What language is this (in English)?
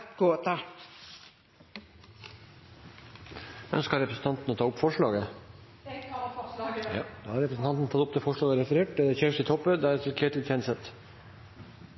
Norwegian Nynorsk